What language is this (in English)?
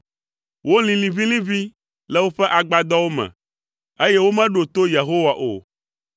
Ewe